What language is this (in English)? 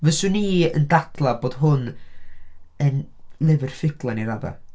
Welsh